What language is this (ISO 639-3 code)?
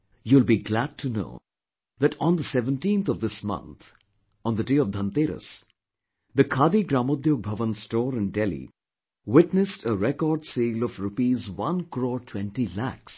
eng